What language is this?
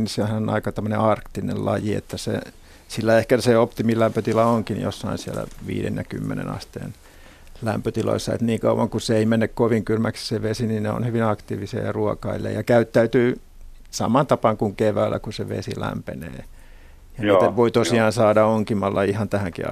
Finnish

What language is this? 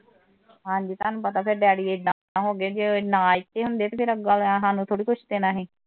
Punjabi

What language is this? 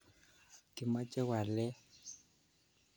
Kalenjin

